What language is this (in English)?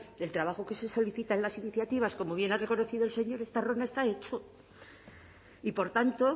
Spanish